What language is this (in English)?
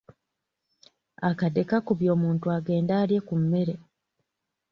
Ganda